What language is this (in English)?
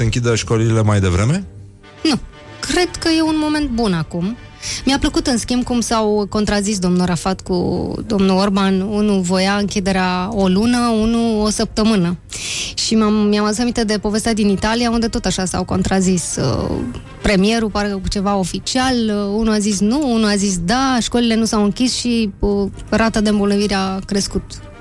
Romanian